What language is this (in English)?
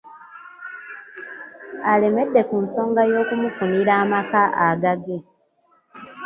Ganda